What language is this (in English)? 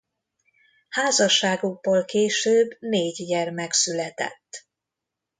Hungarian